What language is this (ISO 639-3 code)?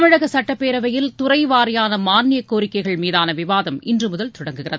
tam